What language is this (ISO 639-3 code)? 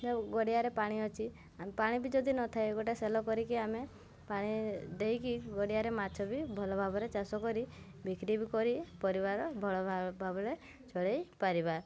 ori